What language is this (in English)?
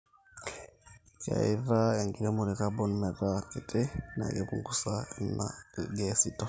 Masai